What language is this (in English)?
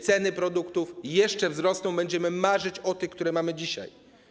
Polish